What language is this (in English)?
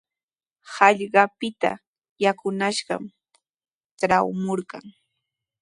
Sihuas Ancash Quechua